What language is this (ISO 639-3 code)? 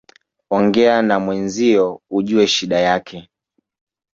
swa